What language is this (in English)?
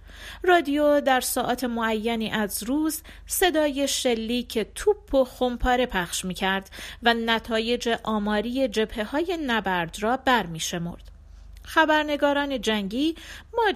Persian